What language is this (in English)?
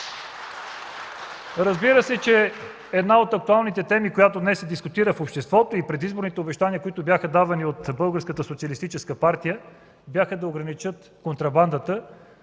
Bulgarian